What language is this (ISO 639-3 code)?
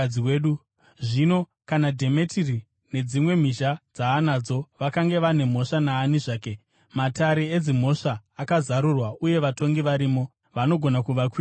sna